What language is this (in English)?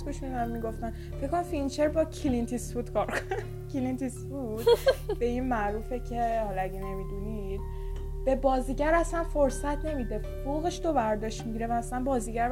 Persian